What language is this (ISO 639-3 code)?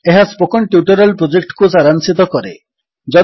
ori